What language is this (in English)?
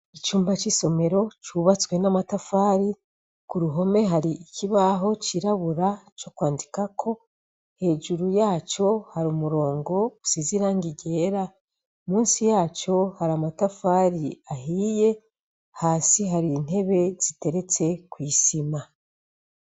Rundi